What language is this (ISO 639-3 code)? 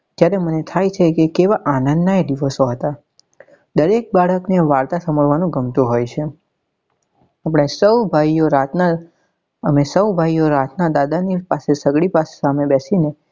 guj